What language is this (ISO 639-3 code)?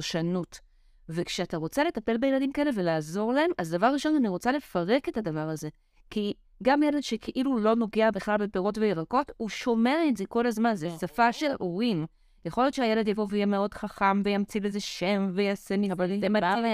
heb